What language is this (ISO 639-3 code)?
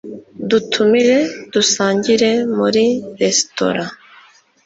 kin